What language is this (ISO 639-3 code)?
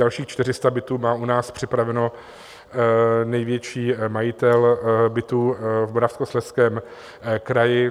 ces